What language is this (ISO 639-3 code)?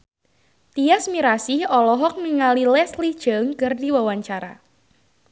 sun